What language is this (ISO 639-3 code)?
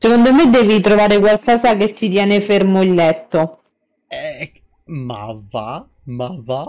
ita